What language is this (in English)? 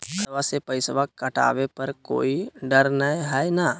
Magahi